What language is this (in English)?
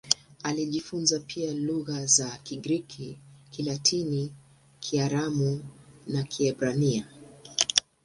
Swahili